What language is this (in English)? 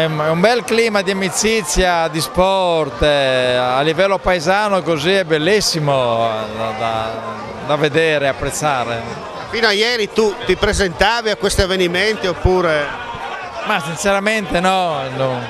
Italian